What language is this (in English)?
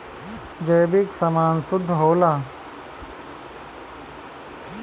Bhojpuri